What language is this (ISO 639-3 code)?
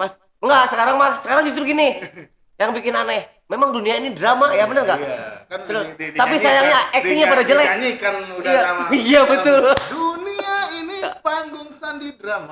ind